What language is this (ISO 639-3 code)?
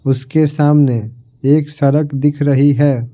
hin